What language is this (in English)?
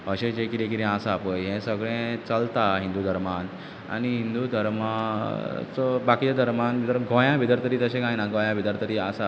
Konkani